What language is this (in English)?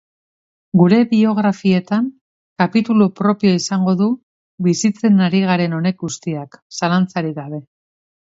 Basque